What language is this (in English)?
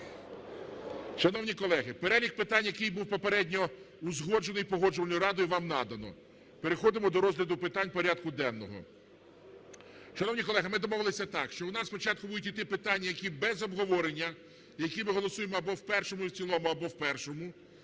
Ukrainian